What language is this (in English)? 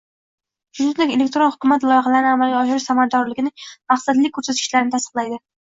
Uzbek